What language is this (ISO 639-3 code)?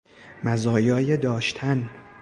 fas